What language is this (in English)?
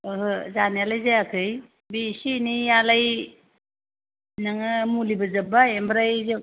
Bodo